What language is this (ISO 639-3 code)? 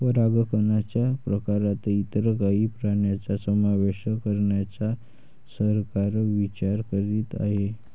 mar